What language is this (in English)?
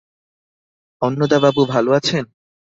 Bangla